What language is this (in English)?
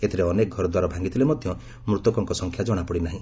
Odia